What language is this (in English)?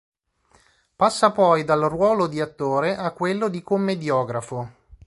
Italian